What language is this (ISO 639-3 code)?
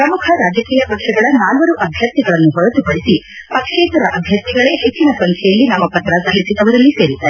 kan